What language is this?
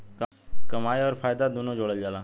Bhojpuri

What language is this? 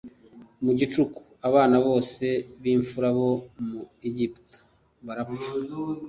Kinyarwanda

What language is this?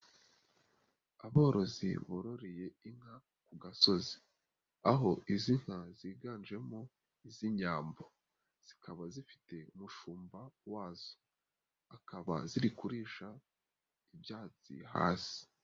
Kinyarwanda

